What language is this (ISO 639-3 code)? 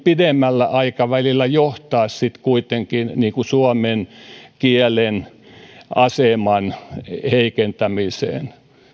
fin